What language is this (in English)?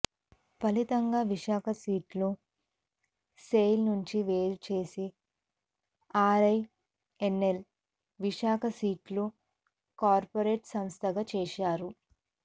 Telugu